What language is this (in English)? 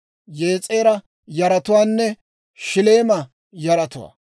Dawro